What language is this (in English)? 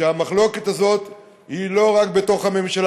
Hebrew